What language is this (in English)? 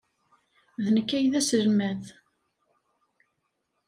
Kabyle